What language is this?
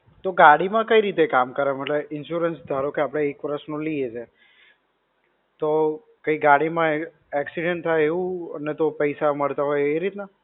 Gujarati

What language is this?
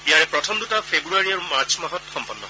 Assamese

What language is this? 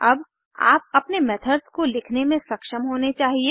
Hindi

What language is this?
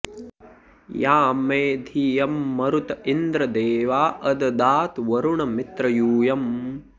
Sanskrit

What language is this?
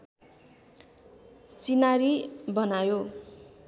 Nepali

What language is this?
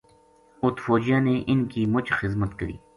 Gujari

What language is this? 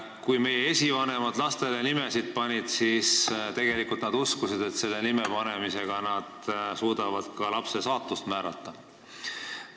Estonian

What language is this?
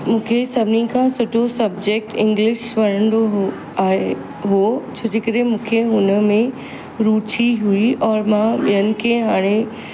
Sindhi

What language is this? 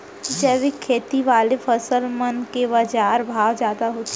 Chhattisgarhi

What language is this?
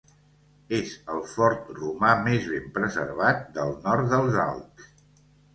Catalan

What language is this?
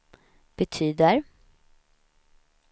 Swedish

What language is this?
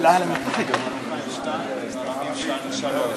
Hebrew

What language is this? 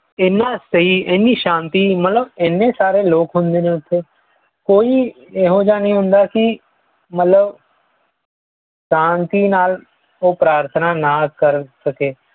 Punjabi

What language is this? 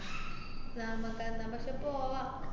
Malayalam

